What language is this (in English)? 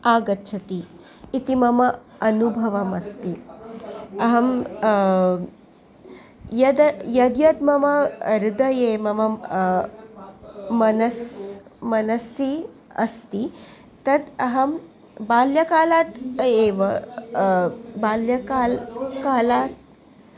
Sanskrit